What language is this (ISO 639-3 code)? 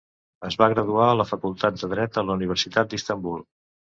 cat